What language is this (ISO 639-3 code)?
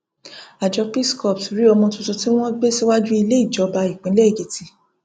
yor